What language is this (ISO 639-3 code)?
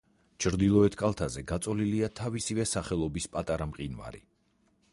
kat